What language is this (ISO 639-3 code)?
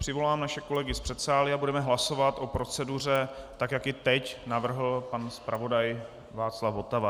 ces